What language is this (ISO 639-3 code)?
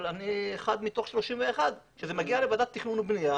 heb